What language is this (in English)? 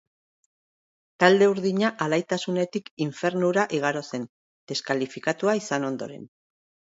Basque